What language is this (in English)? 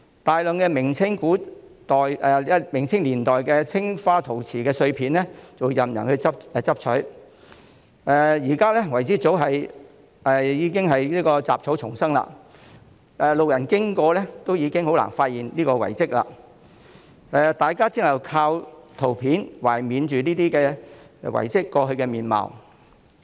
Cantonese